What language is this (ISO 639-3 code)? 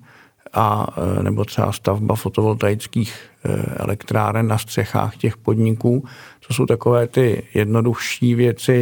ces